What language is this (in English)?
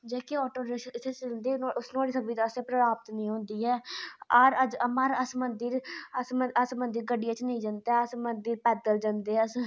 Dogri